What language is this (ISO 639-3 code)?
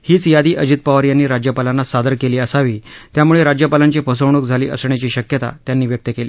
mar